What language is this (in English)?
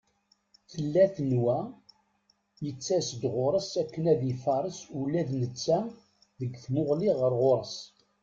Kabyle